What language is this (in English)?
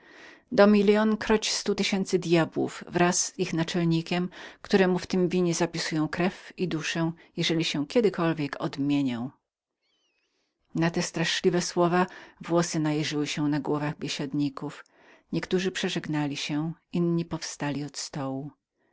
Polish